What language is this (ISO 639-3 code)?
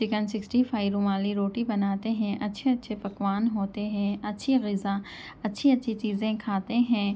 urd